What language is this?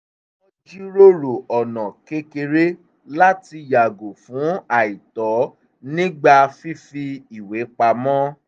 Yoruba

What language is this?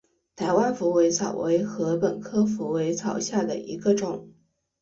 Chinese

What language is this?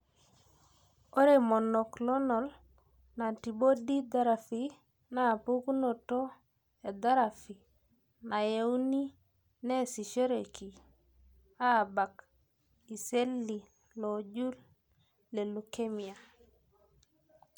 Masai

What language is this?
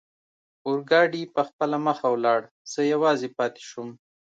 Pashto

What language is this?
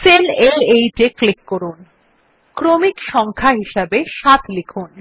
Bangla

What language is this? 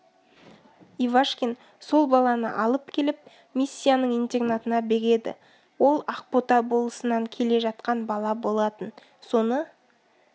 Kazakh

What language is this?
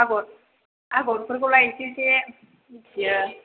Bodo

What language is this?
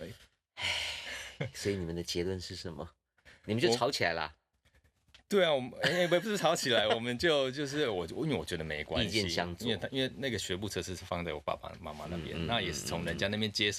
Chinese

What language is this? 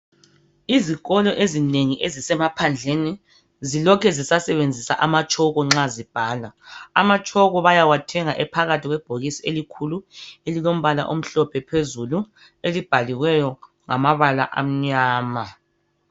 North Ndebele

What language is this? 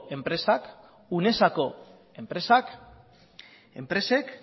Basque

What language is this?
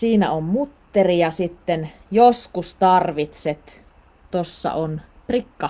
Finnish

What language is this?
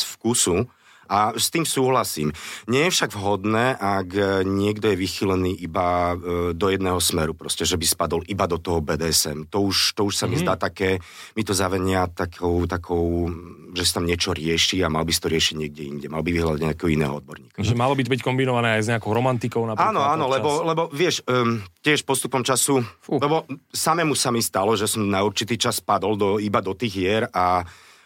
Slovak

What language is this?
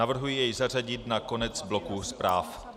Czech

